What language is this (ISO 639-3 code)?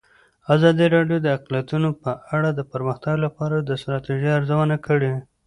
pus